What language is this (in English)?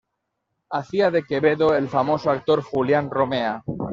Spanish